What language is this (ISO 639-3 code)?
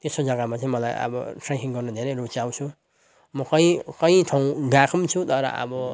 nep